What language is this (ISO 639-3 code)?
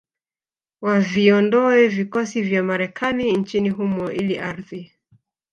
swa